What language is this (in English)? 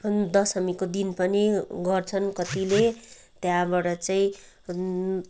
Nepali